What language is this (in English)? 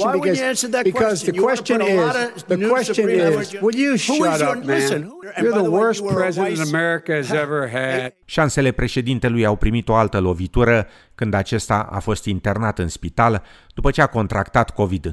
Romanian